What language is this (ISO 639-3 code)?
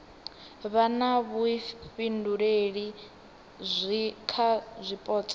ven